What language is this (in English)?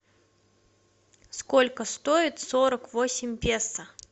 Russian